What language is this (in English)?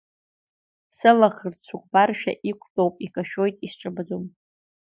Abkhazian